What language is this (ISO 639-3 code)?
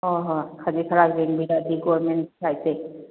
mni